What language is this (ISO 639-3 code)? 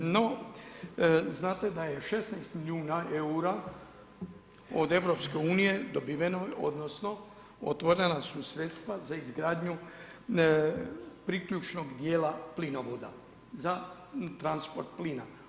hrv